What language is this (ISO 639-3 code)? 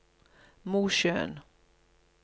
nor